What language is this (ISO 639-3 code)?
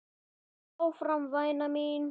isl